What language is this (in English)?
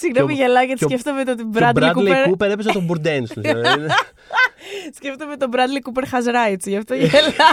Greek